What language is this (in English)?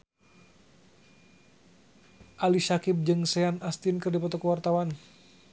Sundanese